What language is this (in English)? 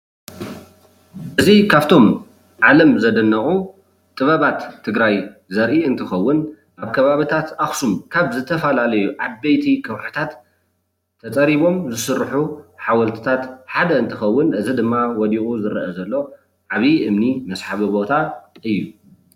Tigrinya